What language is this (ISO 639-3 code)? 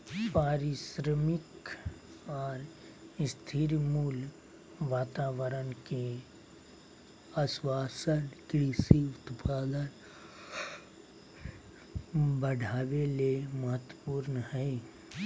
mag